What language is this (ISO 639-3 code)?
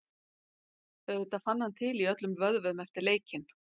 isl